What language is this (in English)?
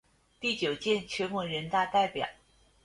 Chinese